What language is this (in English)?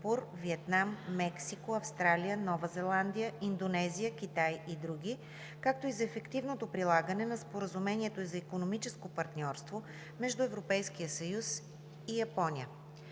Bulgarian